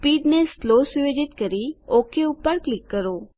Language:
Gujarati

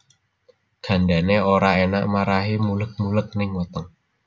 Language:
Javanese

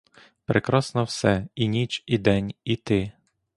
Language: Ukrainian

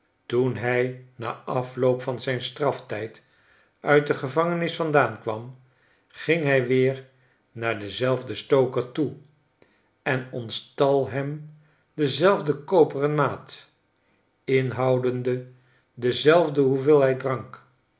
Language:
Dutch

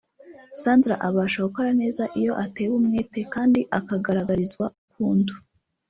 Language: Kinyarwanda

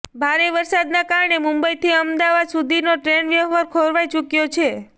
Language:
Gujarati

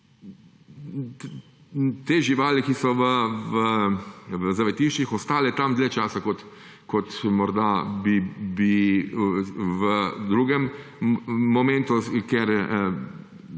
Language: Slovenian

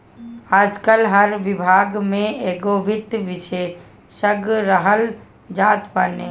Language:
Bhojpuri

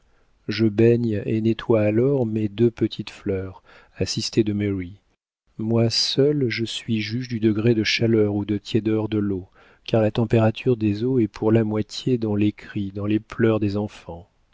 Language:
French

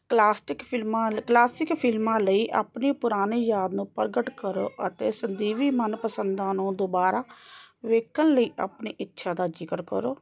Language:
Punjabi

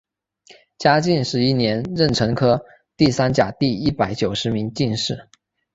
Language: Chinese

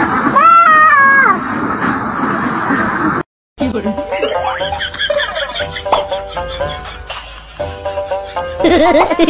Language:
Thai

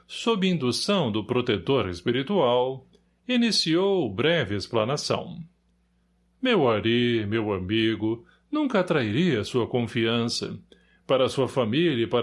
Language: Portuguese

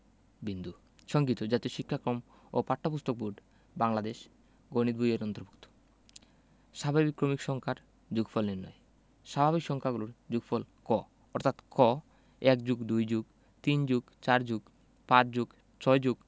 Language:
Bangla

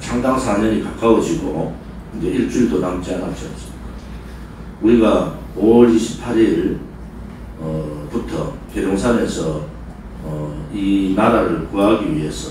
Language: Korean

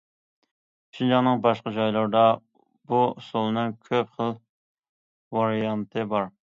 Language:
Uyghur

